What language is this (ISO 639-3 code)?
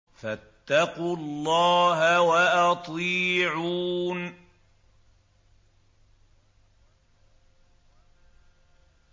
ara